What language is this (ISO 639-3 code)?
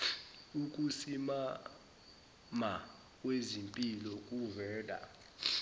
zul